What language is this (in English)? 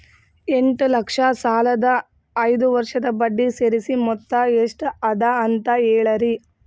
Kannada